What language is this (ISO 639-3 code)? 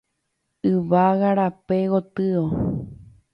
grn